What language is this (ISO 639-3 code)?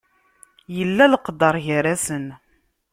kab